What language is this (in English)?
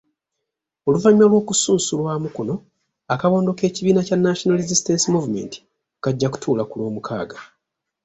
Ganda